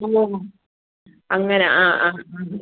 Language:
Malayalam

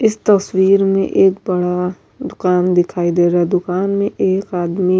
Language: Urdu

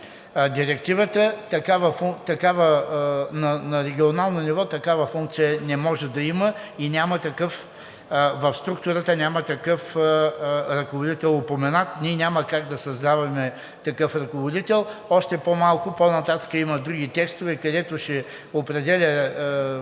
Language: Bulgarian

